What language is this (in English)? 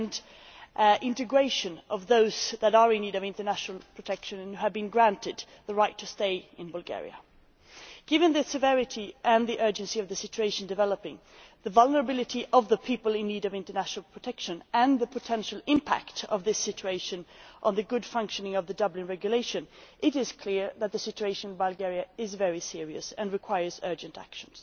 English